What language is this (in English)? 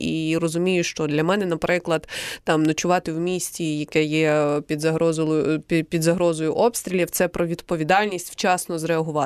Ukrainian